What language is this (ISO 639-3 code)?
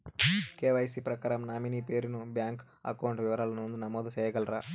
tel